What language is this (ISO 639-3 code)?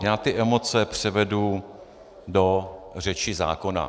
ces